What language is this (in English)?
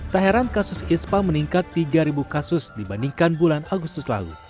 Indonesian